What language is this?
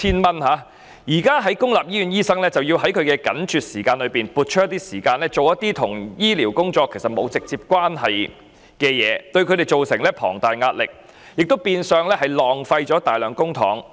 Cantonese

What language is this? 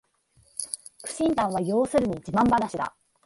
Japanese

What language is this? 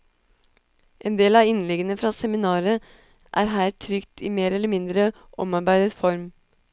Norwegian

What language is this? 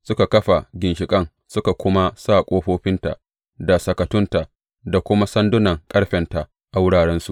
Hausa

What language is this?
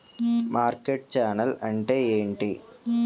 Telugu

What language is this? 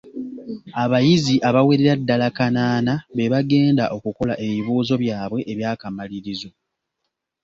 Ganda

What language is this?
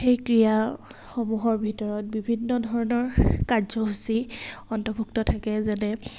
Assamese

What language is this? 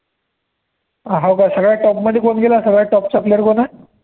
Marathi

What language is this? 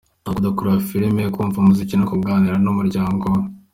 Kinyarwanda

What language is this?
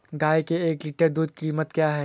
Hindi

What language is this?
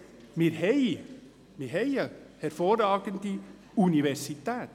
Swiss German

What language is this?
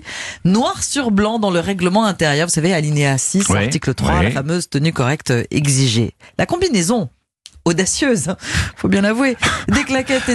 French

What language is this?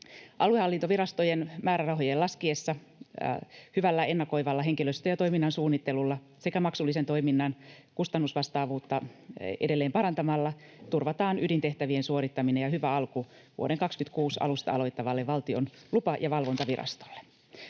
Finnish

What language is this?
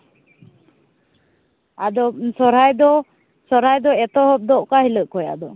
Santali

